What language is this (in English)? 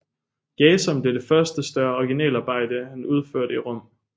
Danish